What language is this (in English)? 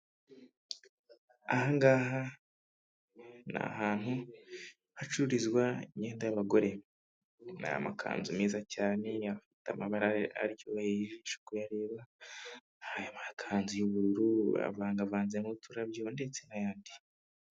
Kinyarwanda